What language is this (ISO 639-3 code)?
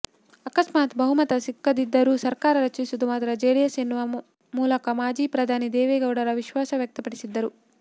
kan